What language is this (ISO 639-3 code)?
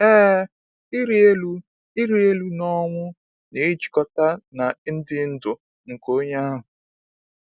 ibo